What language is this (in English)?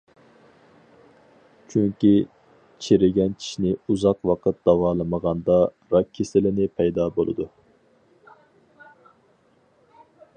Uyghur